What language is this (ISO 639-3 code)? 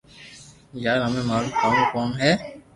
lrk